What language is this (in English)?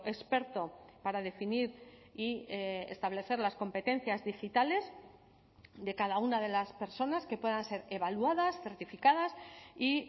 Spanish